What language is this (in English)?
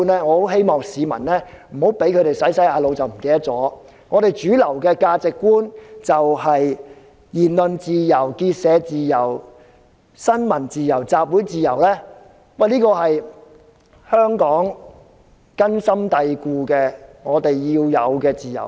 Cantonese